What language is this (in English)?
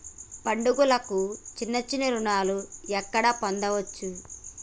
Telugu